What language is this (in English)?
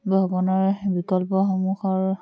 Assamese